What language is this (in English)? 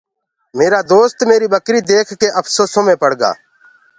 Gurgula